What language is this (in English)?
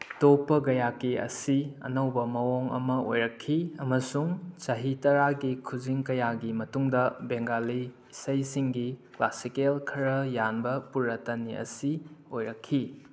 Manipuri